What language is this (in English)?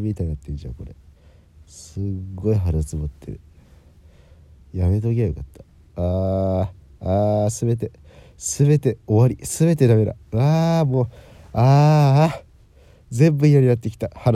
Japanese